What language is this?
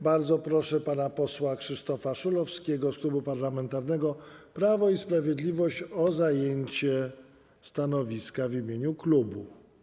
Polish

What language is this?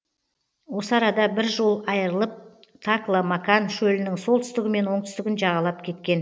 Kazakh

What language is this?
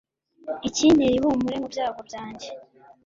Kinyarwanda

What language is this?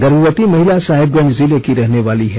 Hindi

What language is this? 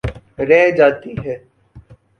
Urdu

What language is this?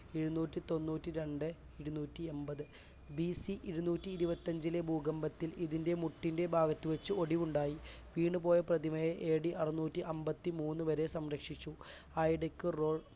Malayalam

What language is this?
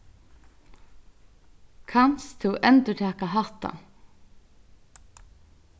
Faroese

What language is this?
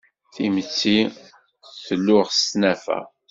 Kabyle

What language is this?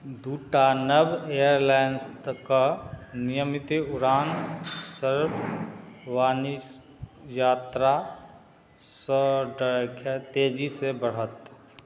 Maithili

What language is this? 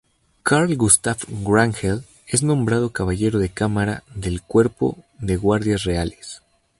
Spanish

